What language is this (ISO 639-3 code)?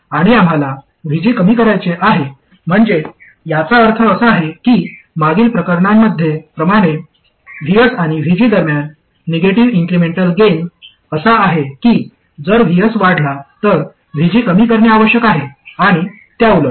mar